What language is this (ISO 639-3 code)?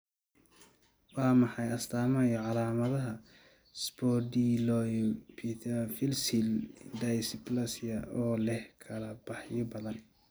som